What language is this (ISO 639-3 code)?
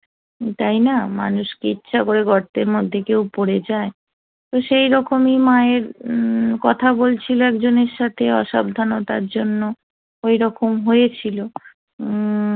ben